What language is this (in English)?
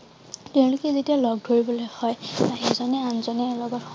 Assamese